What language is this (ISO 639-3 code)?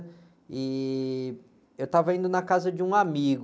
por